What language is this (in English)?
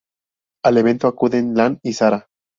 Spanish